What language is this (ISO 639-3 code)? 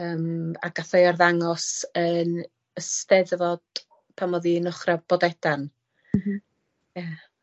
cym